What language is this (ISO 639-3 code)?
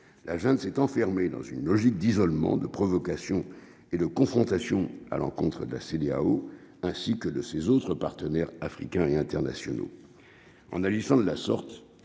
fra